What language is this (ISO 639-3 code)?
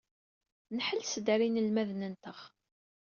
kab